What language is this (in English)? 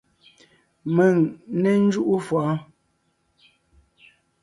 Ngiemboon